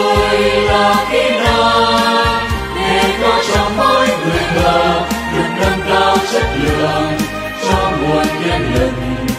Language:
Vietnamese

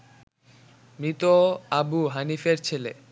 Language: Bangla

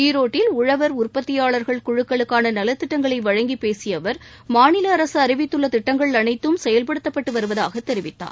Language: Tamil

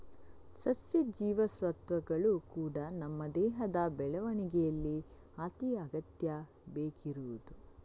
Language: Kannada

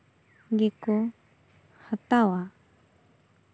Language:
Santali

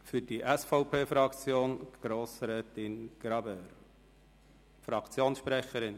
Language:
Swiss German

